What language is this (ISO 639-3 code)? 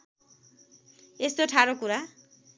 nep